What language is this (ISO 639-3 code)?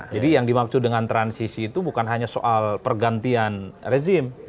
ind